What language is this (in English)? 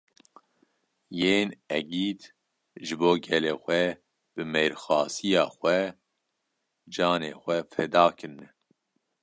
Kurdish